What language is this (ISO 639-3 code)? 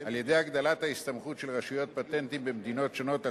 heb